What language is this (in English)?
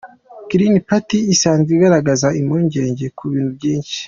Kinyarwanda